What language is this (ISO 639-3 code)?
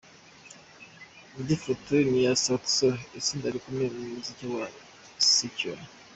kin